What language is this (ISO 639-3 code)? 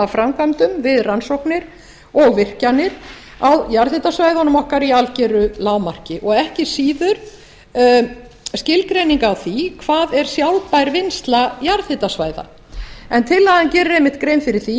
isl